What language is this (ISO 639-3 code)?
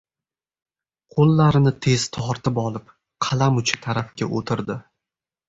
uzb